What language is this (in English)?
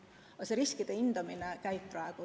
Estonian